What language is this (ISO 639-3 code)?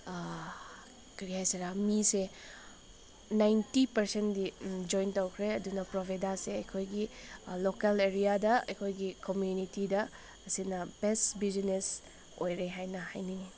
mni